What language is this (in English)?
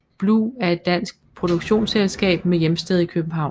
Danish